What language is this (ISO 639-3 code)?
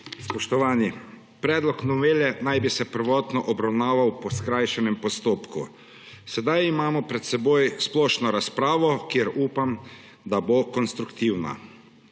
slv